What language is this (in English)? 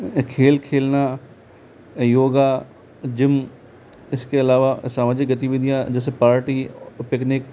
Hindi